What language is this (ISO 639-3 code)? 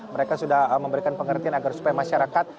ind